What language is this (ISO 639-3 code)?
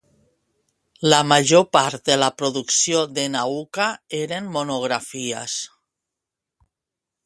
cat